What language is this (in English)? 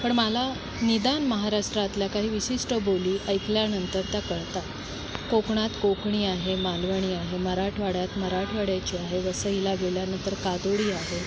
Marathi